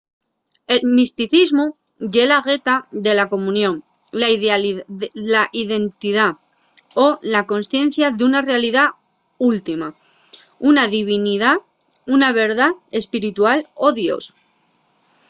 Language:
Asturian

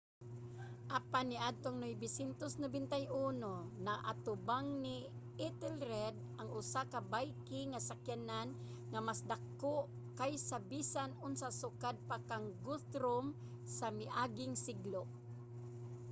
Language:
Cebuano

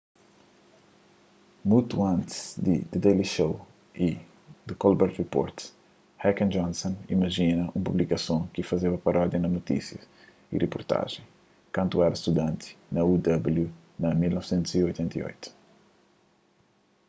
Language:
Kabuverdianu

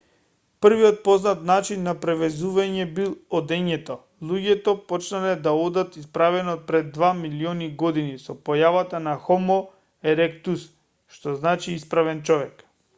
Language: Macedonian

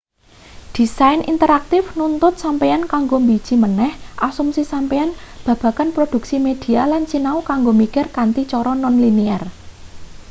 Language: Javanese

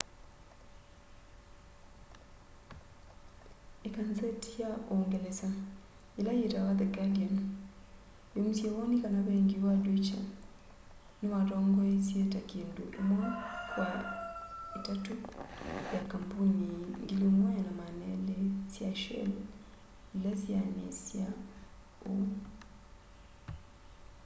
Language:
Kamba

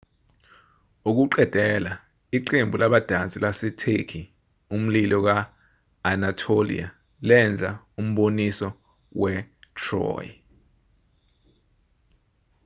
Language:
Zulu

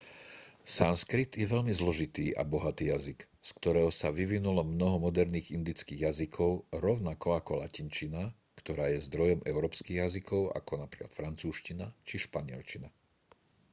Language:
Slovak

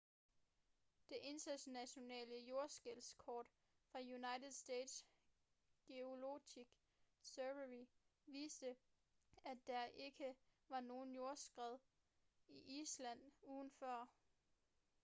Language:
Danish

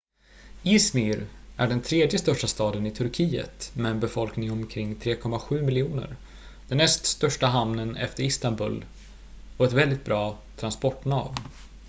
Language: Swedish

